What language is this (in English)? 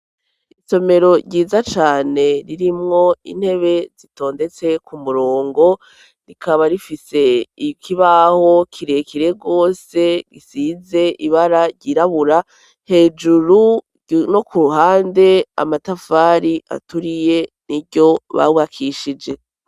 Rundi